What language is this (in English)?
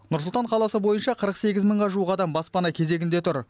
Kazakh